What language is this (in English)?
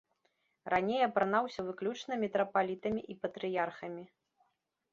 Belarusian